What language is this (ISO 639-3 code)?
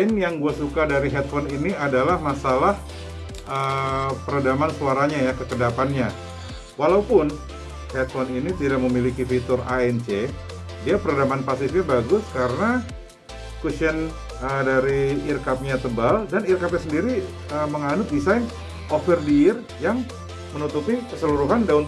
ind